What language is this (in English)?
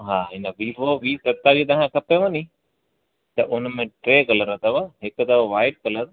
Sindhi